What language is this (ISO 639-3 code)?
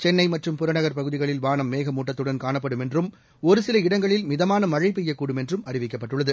tam